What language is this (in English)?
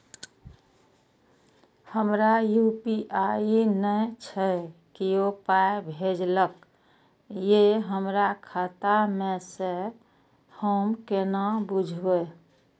Maithili